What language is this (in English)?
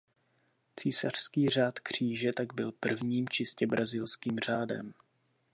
Czech